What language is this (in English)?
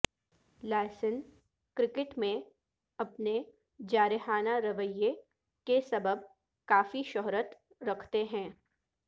Urdu